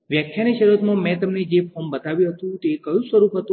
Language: Gujarati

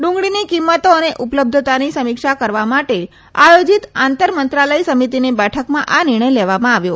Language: Gujarati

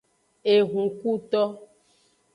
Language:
Aja (Benin)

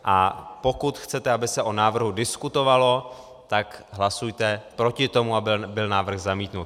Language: Czech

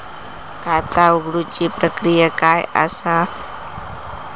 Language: Marathi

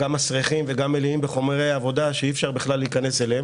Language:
Hebrew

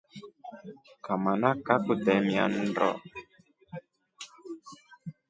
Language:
Rombo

